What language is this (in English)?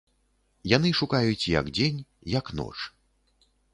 Belarusian